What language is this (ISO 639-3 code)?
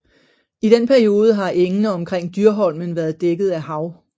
dan